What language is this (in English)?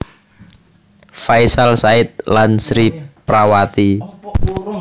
Javanese